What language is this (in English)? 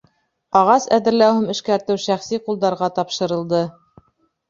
Bashkir